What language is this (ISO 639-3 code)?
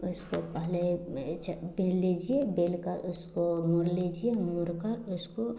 hin